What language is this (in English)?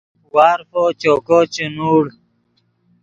Yidgha